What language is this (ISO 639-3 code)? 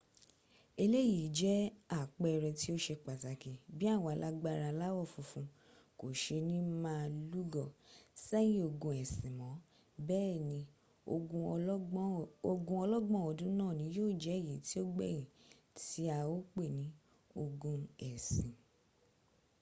yor